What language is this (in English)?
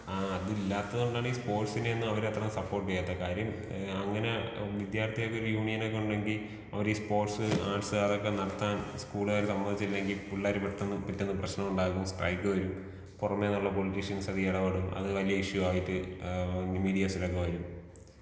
Malayalam